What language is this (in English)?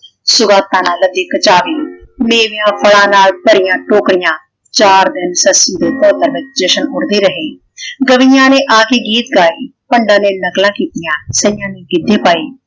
Punjabi